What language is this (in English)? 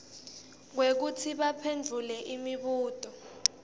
Swati